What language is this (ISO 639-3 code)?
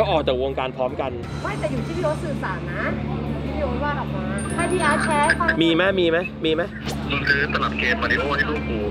tha